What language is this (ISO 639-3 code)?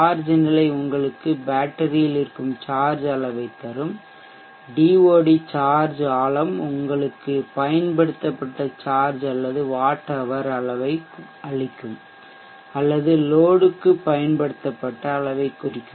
tam